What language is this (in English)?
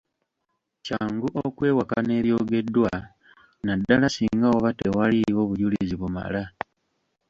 Ganda